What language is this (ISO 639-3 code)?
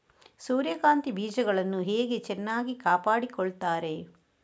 kan